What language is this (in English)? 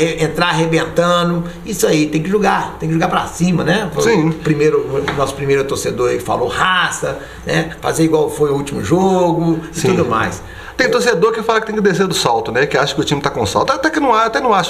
Portuguese